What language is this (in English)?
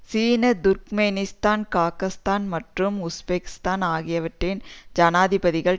Tamil